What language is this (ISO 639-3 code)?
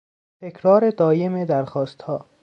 fas